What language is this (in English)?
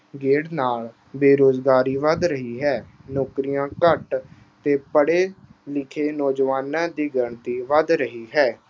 Punjabi